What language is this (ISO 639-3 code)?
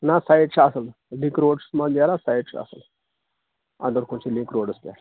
kas